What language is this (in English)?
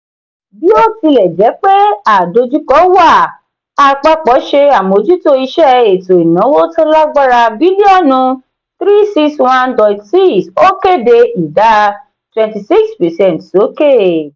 Yoruba